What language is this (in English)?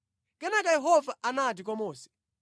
Nyanja